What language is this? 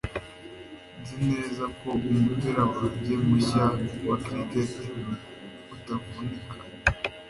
Kinyarwanda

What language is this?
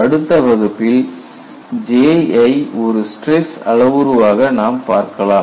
Tamil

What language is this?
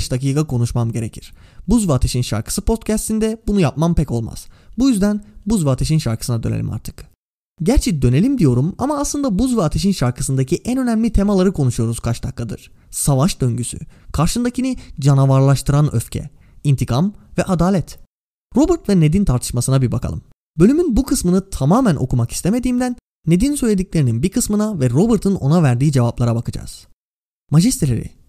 Turkish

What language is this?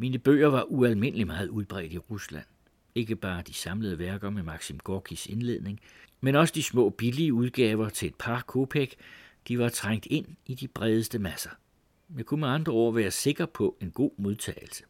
Danish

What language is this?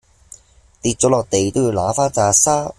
Cantonese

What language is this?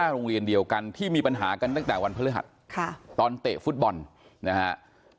Thai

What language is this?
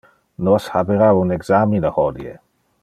Interlingua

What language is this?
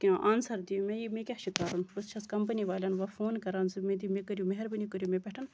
Kashmiri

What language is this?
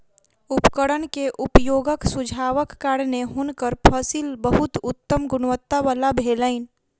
Maithili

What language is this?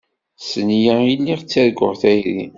Kabyle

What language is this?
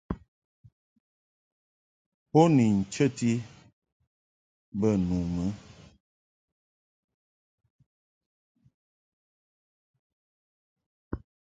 Mungaka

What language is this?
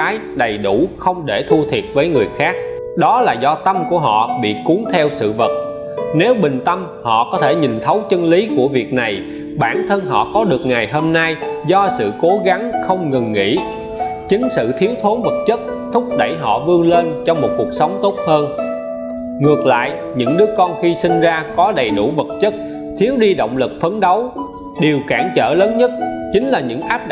Vietnamese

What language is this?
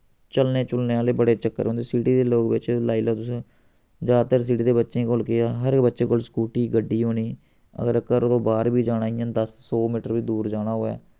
Dogri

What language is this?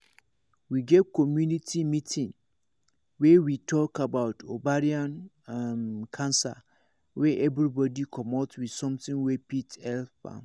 Nigerian Pidgin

